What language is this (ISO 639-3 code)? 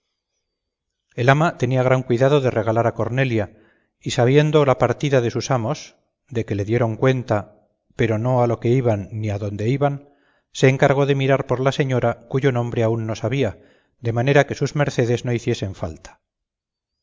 spa